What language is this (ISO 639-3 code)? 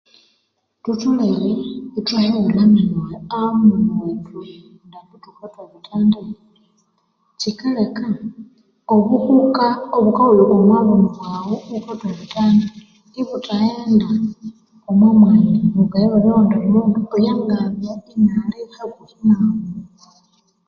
koo